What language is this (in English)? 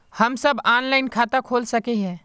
Magahi